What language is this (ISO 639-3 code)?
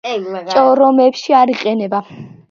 kat